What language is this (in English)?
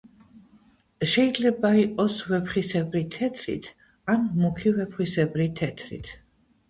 Georgian